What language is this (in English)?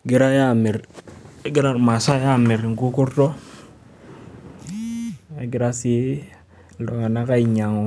Masai